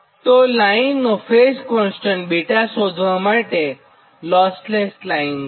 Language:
Gujarati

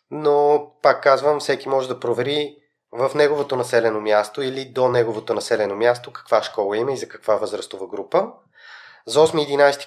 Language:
Bulgarian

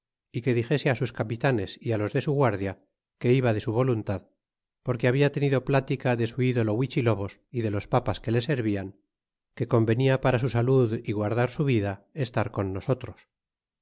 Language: Spanish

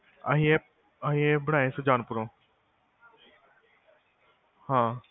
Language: Punjabi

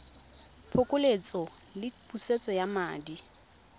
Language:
Tswana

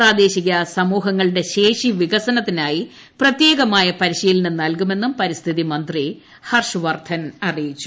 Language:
Malayalam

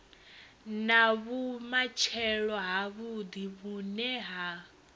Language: Venda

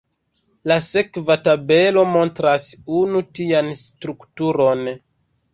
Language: Esperanto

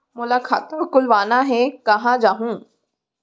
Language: Chhattisgarhi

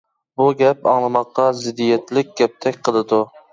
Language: Uyghur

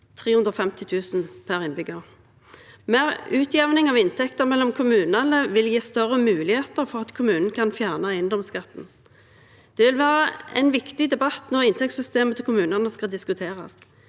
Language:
Norwegian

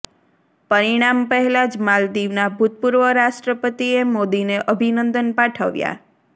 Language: Gujarati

